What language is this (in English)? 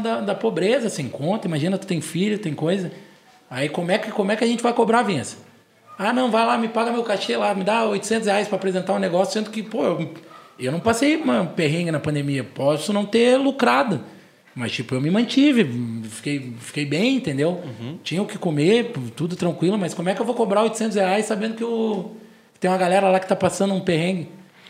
Portuguese